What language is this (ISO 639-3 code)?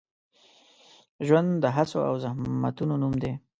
pus